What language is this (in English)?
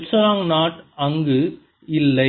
Tamil